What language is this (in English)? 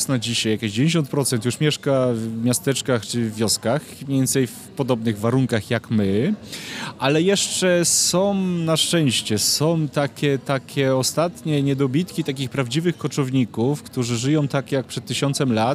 Polish